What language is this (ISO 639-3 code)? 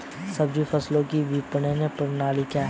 hin